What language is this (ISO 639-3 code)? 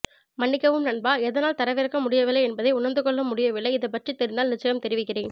tam